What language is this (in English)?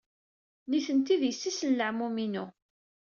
Kabyle